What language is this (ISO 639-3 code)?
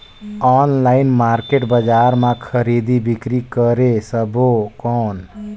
hne